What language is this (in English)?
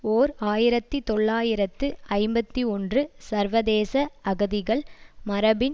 Tamil